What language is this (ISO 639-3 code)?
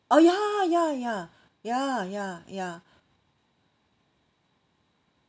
eng